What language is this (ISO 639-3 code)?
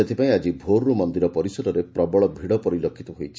ori